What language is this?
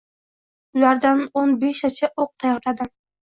Uzbek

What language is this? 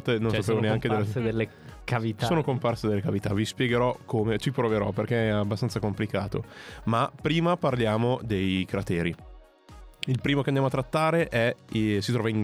Italian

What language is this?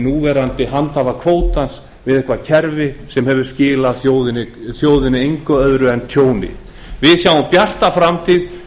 Icelandic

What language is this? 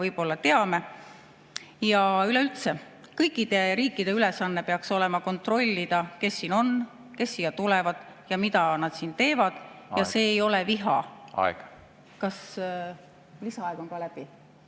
Estonian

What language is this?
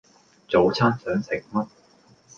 Cantonese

